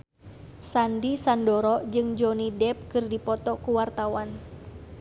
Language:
Sundanese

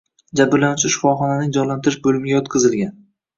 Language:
Uzbek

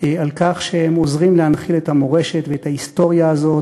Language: Hebrew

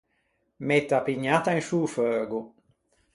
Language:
Ligurian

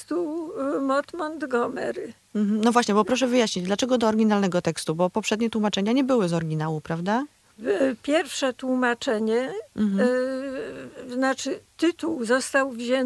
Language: Polish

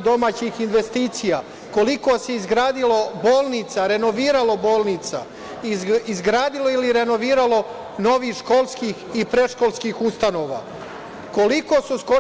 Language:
Serbian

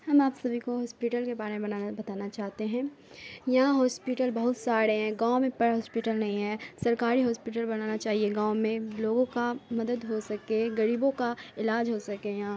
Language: Urdu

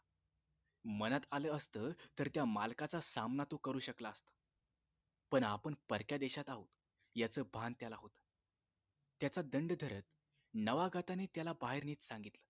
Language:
Marathi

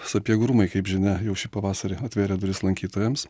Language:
Lithuanian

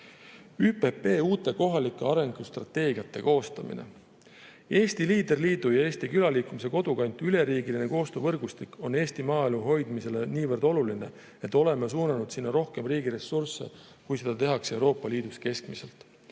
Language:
Estonian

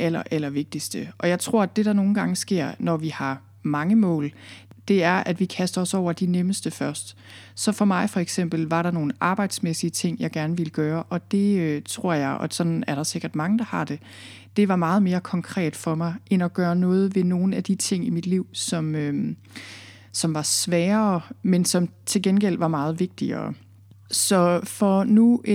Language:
Danish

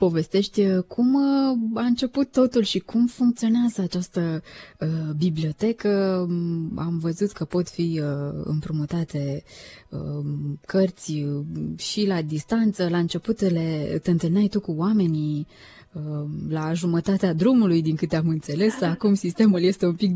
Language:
Romanian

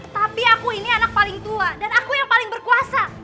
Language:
Indonesian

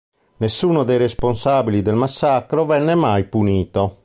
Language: Italian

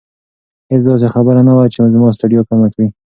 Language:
Pashto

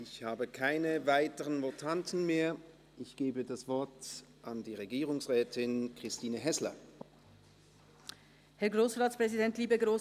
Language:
Swiss German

